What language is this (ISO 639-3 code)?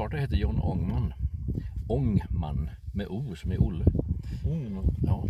swe